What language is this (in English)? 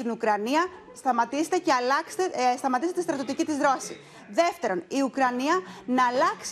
Greek